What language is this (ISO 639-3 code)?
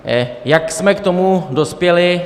ces